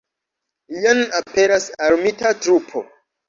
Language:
Esperanto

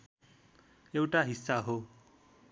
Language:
Nepali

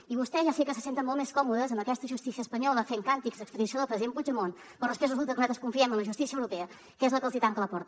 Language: Catalan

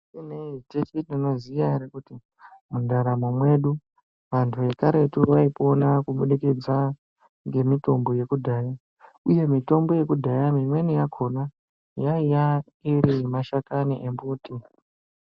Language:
Ndau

